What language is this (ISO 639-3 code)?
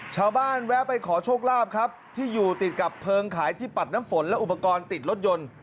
tha